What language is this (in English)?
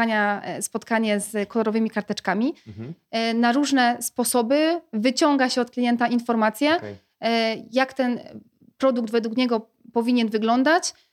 Polish